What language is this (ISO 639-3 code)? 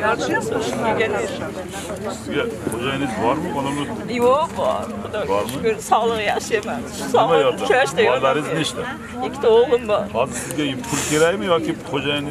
tur